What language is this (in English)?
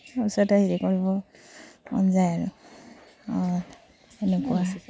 Assamese